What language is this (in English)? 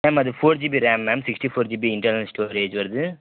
Tamil